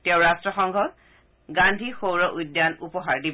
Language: Assamese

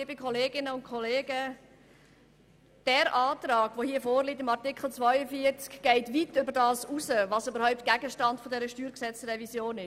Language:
Swiss German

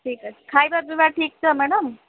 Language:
Odia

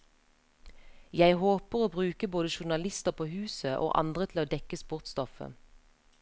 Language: Norwegian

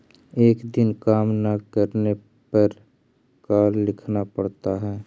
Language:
Magahi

